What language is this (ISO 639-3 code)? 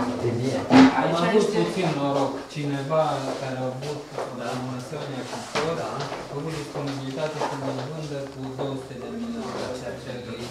ron